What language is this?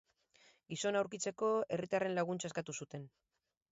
Basque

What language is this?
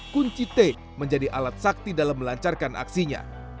Indonesian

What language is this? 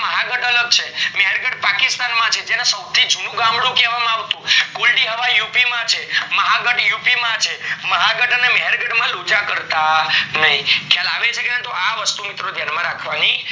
Gujarati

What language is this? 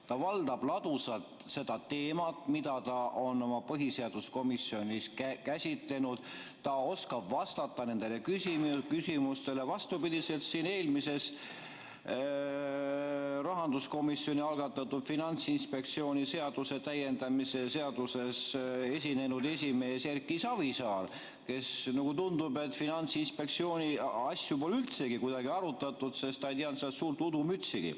Estonian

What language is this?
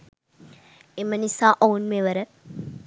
Sinhala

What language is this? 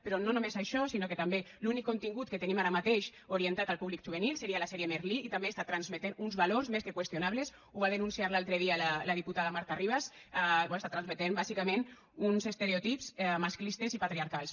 Catalan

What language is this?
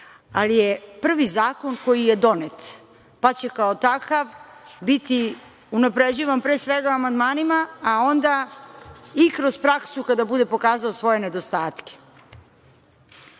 Serbian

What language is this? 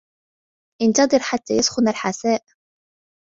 Arabic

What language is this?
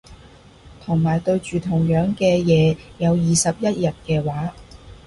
Cantonese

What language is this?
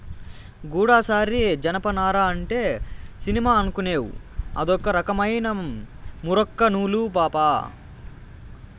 Telugu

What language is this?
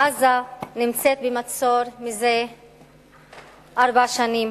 Hebrew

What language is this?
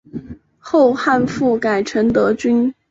Chinese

